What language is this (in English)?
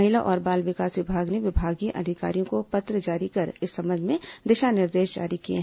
Hindi